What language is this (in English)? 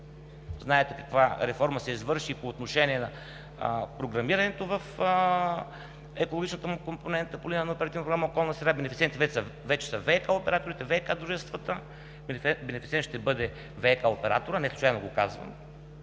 Bulgarian